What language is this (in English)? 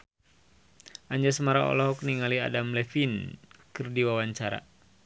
Sundanese